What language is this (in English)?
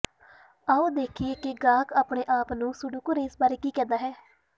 Punjabi